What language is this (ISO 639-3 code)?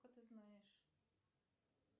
rus